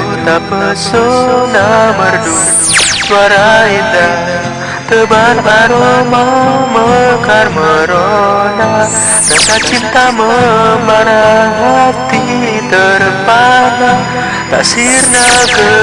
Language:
Indonesian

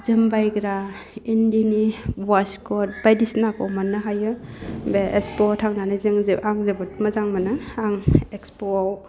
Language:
Bodo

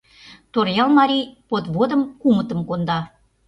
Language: Mari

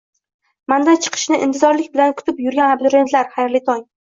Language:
Uzbek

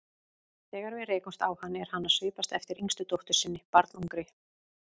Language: Icelandic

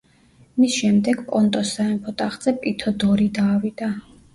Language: Georgian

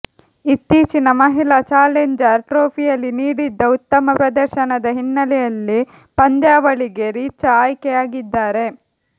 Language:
Kannada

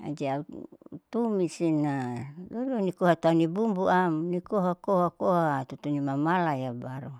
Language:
Saleman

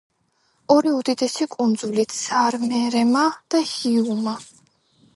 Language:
Georgian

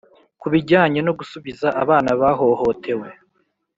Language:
Kinyarwanda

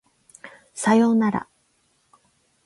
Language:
Japanese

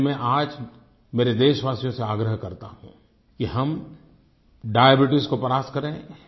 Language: Hindi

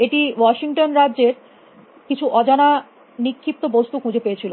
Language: Bangla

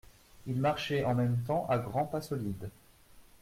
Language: French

